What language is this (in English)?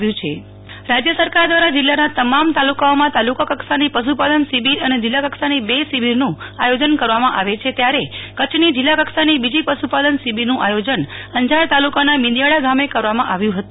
Gujarati